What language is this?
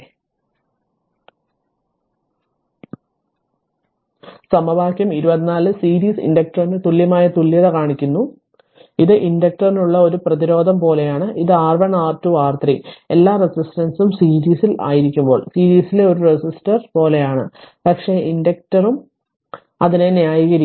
Malayalam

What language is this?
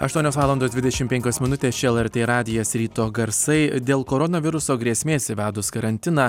Lithuanian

